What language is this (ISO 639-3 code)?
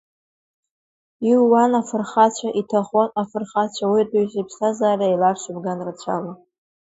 abk